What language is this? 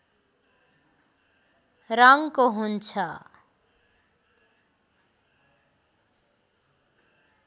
Nepali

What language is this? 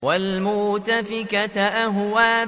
Arabic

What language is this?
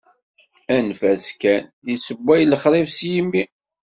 Kabyle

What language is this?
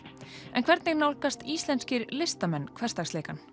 Icelandic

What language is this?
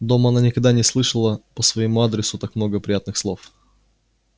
Russian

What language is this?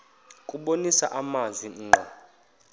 Xhosa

